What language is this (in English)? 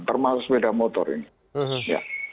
Indonesian